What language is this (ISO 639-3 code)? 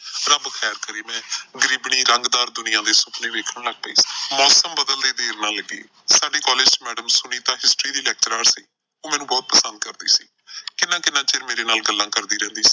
pan